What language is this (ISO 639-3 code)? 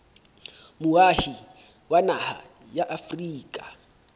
sot